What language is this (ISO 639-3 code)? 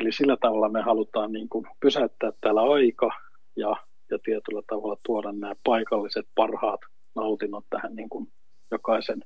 fin